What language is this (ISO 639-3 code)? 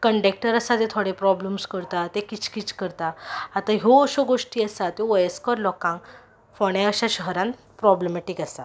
kok